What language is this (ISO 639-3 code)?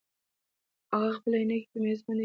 pus